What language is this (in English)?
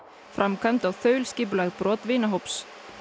Icelandic